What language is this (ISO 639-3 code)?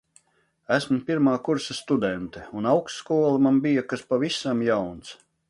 lav